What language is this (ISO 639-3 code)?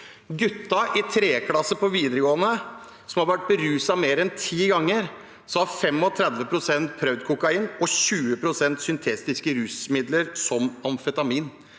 nor